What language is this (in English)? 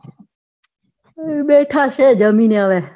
Gujarati